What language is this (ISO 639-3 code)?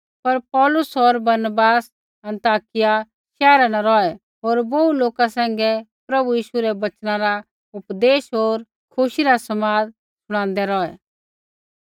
kfx